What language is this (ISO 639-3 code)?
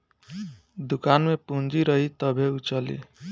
bho